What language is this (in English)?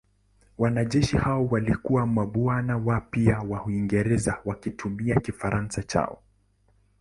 Swahili